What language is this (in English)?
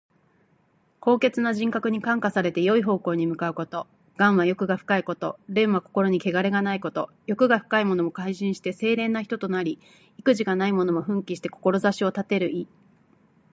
Japanese